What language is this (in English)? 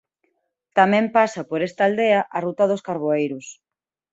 Galician